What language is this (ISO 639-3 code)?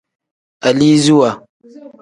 kdh